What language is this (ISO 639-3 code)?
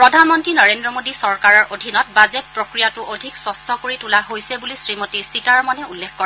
asm